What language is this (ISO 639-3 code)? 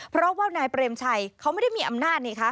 tha